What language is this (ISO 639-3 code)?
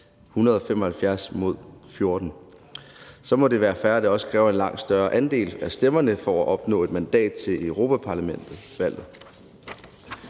dan